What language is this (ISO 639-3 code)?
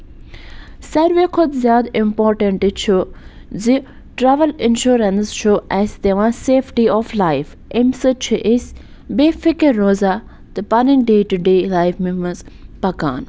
kas